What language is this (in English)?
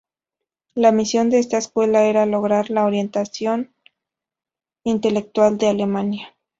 Spanish